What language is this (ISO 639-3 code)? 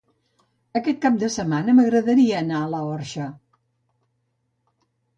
cat